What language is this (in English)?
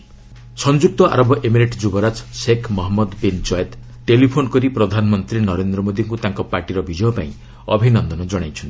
Odia